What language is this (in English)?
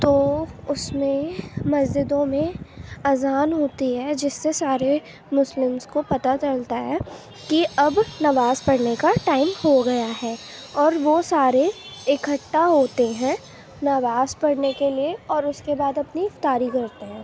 Urdu